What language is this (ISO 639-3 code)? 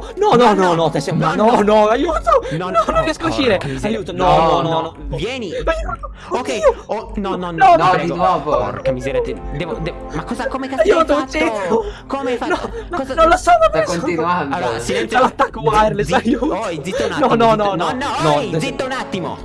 ita